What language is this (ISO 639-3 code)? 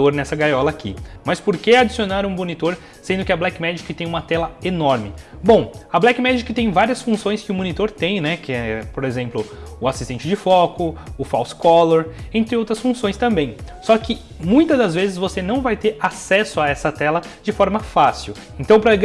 por